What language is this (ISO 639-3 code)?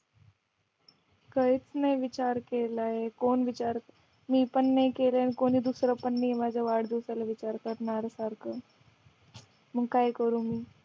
mar